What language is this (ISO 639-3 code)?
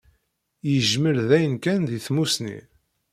kab